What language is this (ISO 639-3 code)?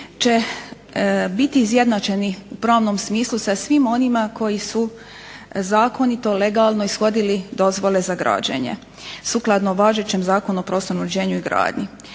hrv